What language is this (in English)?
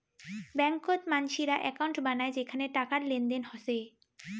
Bangla